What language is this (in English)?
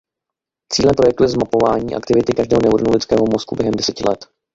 Czech